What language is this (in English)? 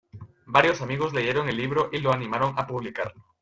Spanish